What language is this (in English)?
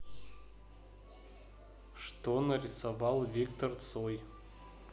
Russian